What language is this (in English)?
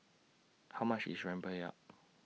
English